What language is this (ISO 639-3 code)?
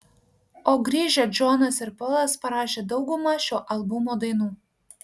lit